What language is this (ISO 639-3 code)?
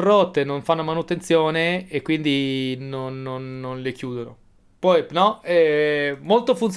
ita